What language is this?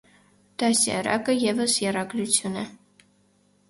Armenian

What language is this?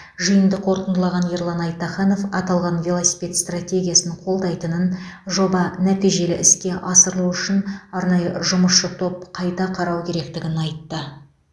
Kazakh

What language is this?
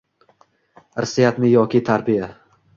Uzbek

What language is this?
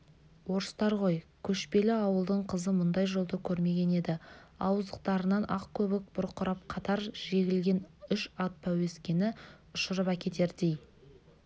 Kazakh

